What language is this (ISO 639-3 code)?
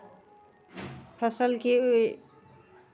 mai